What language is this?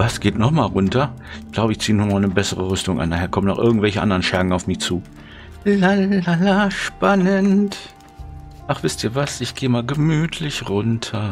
German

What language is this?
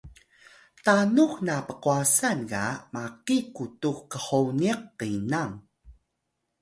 Atayal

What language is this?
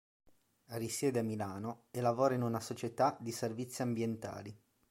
Italian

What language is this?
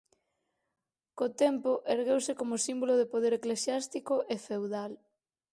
Galician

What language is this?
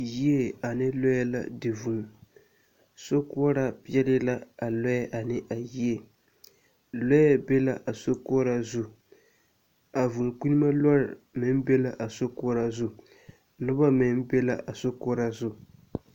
Southern Dagaare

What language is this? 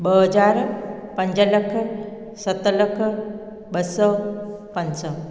Sindhi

